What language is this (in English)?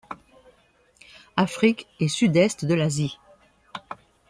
French